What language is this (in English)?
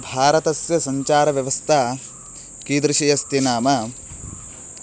Sanskrit